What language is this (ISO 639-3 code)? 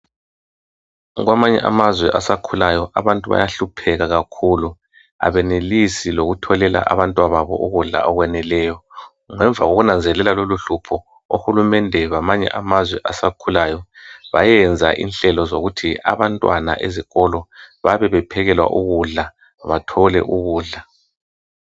nde